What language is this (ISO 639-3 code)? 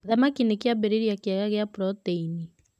kik